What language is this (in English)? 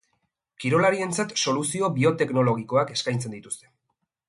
Basque